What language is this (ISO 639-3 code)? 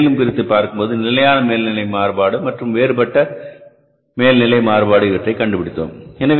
tam